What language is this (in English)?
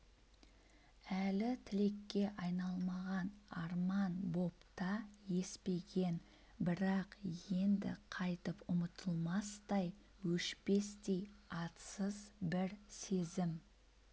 Kazakh